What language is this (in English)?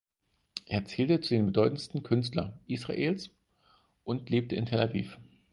German